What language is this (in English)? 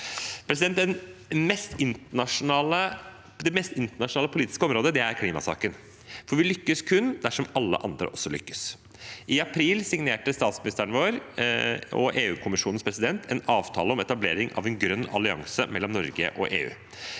Norwegian